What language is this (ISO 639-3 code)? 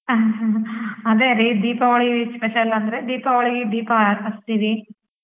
kan